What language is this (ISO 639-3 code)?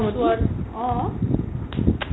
asm